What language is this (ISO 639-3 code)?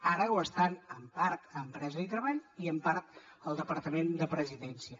cat